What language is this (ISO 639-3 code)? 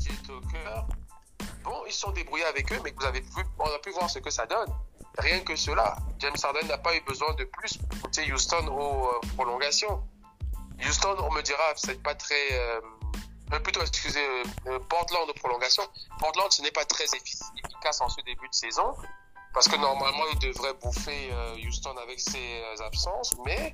fra